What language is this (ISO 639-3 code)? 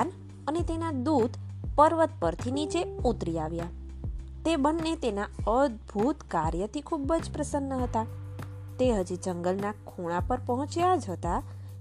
guj